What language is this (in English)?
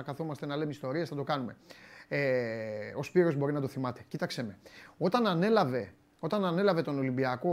Greek